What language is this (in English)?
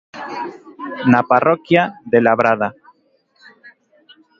Galician